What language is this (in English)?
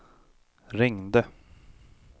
Swedish